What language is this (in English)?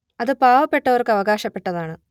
Malayalam